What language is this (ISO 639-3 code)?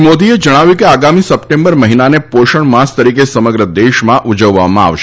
guj